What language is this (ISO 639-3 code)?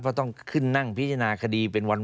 tha